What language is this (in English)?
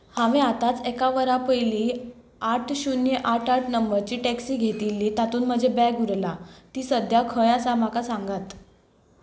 Konkani